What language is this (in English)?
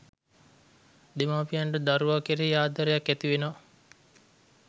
Sinhala